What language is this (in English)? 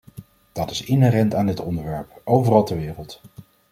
Dutch